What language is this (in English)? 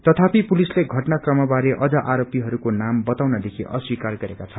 Nepali